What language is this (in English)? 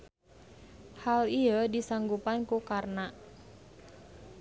Sundanese